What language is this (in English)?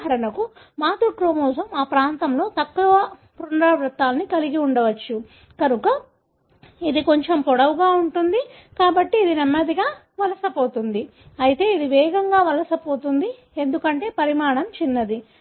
Telugu